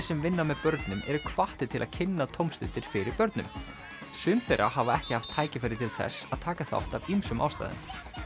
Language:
Icelandic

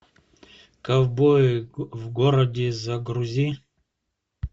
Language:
Russian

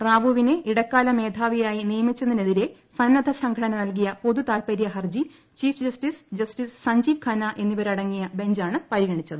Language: Malayalam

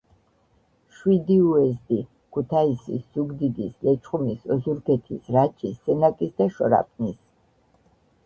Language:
Georgian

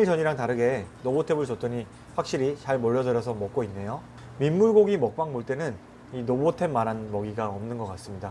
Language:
Korean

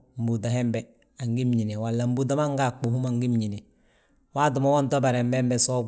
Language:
Balanta-Ganja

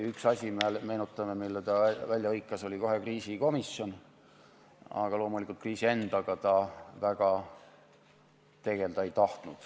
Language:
Estonian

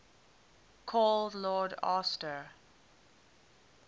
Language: English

